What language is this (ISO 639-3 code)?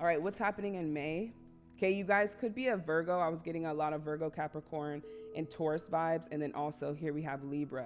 eng